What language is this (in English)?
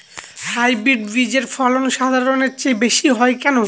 Bangla